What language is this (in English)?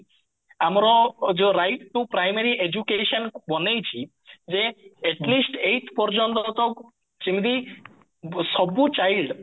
Odia